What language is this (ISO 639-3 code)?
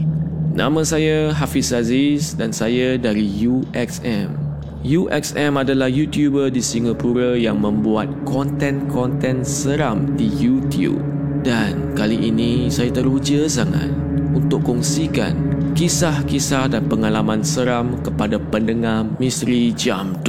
msa